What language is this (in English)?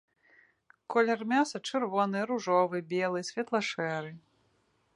Belarusian